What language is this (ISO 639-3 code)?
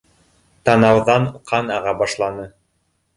bak